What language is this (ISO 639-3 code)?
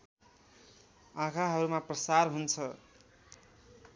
nep